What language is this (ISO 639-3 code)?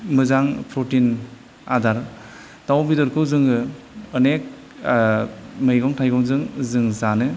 brx